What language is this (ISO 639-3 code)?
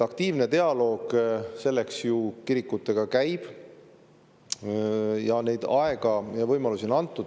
est